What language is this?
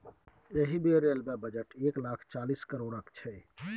Maithili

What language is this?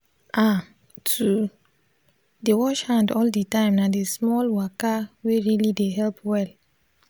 Nigerian Pidgin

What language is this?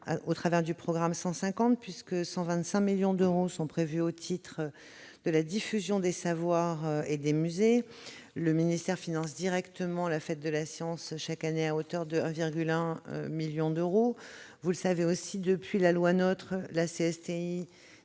French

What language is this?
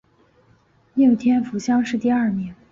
Chinese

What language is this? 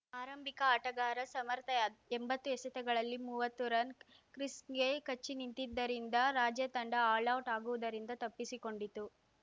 Kannada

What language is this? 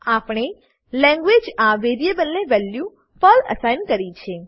Gujarati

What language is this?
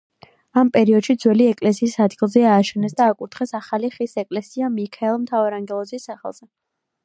Georgian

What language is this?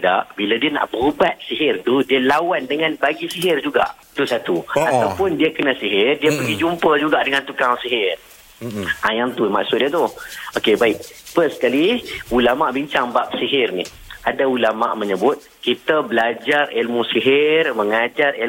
Malay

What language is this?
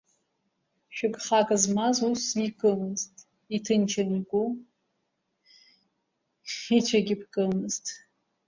Abkhazian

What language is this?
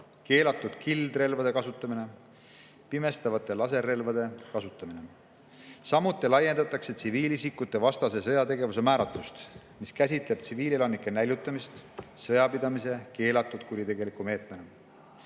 Estonian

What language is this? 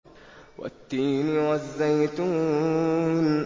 Arabic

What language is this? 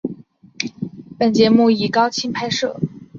Chinese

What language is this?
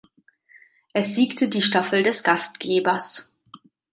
German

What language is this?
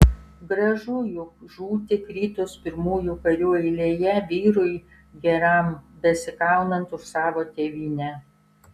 Lithuanian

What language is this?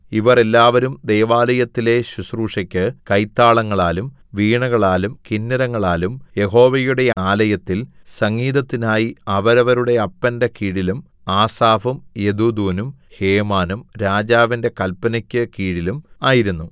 Malayalam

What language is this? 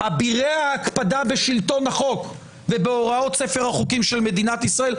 Hebrew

